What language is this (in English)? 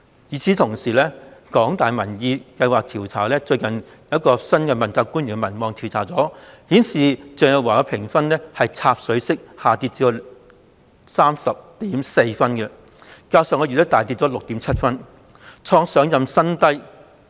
Cantonese